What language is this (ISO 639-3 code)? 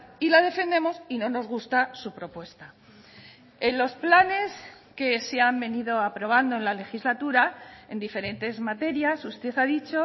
spa